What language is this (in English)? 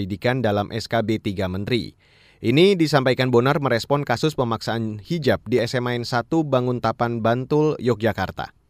Indonesian